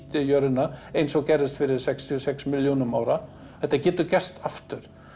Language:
Icelandic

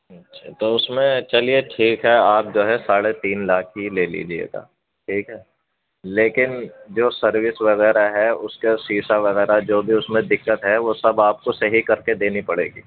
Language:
Urdu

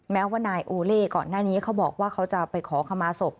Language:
Thai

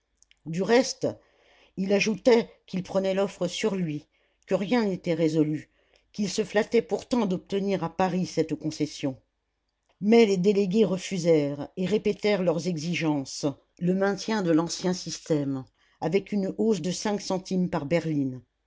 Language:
French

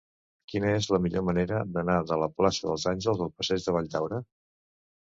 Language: Catalan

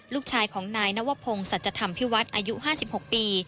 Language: Thai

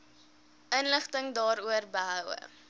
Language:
Afrikaans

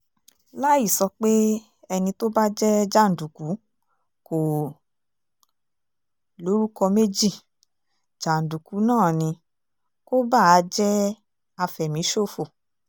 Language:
Yoruba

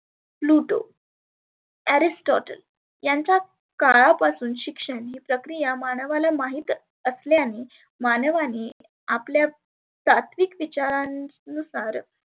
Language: Marathi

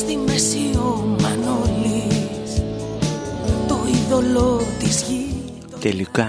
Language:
Greek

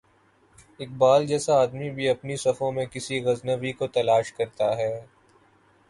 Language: Urdu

